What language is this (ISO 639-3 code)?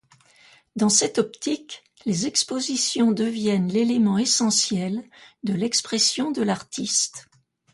fra